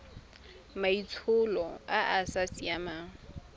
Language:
Tswana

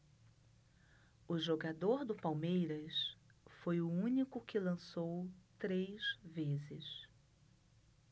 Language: Portuguese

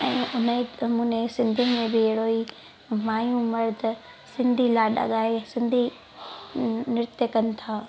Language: Sindhi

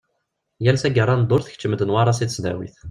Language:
Kabyle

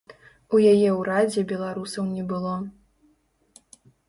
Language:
Belarusian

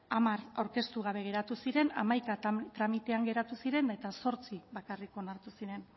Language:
Basque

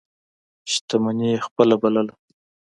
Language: Pashto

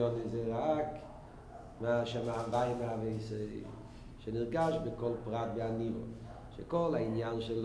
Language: Hebrew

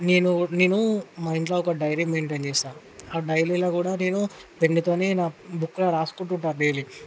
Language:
Telugu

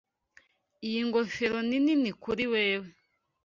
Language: Kinyarwanda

